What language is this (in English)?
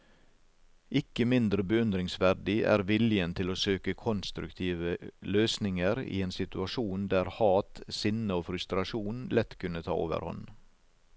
Norwegian